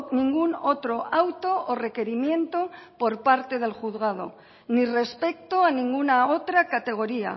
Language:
Spanish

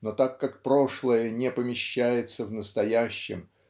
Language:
Russian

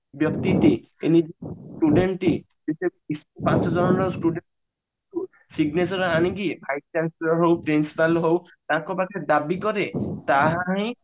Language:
Odia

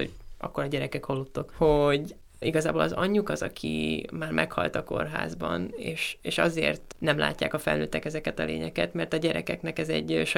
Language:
Hungarian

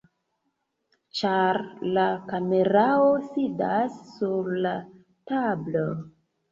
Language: Esperanto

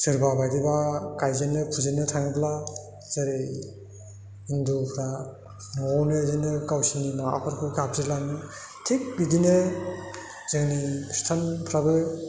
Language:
Bodo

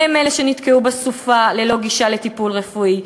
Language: Hebrew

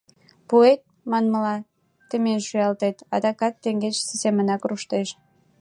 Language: Mari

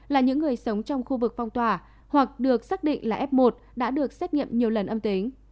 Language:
Vietnamese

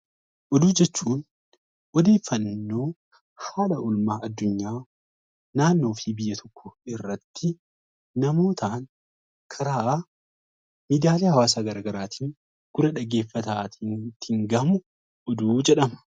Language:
Oromo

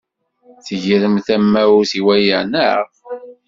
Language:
Kabyle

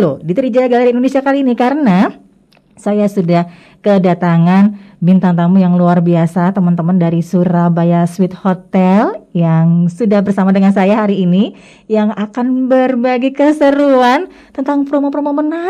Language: Indonesian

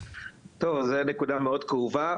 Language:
Hebrew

